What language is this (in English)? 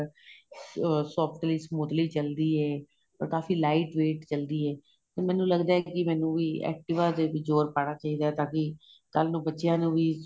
Punjabi